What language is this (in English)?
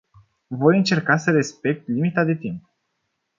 Romanian